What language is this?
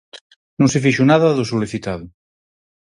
Galician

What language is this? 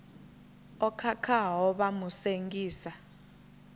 Venda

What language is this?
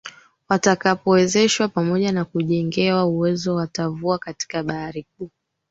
Swahili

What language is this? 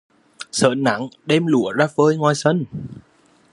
Vietnamese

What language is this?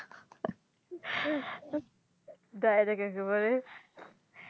Bangla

